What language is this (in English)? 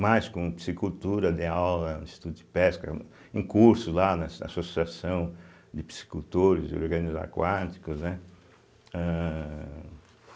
Portuguese